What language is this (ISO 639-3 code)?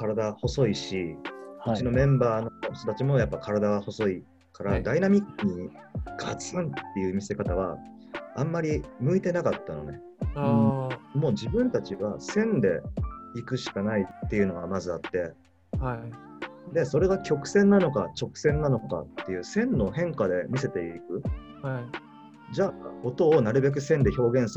jpn